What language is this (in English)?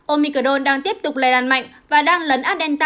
Vietnamese